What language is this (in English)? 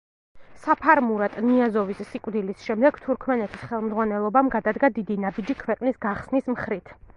Georgian